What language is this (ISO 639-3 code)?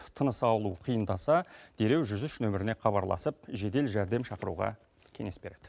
kaz